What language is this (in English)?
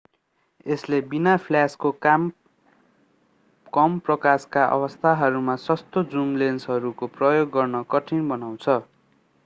Nepali